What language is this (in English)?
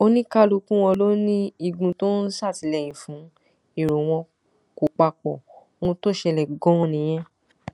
Yoruba